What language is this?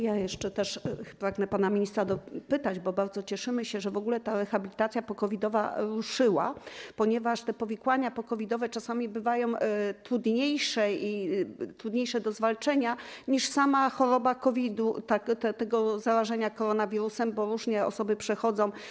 Polish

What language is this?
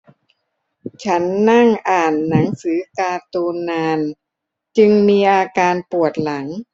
Thai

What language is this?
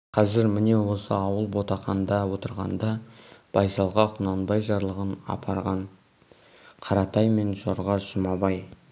Kazakh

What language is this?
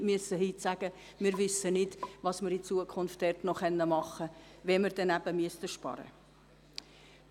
Swiss German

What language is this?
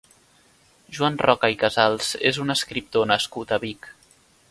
Catalan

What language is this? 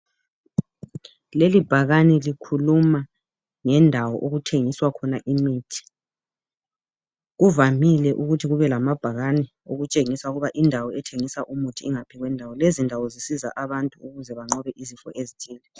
North Ndebele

